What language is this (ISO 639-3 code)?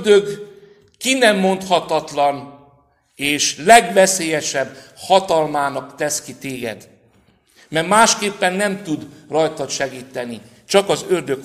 hun